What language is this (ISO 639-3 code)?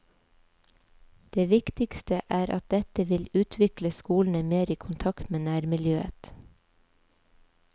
nor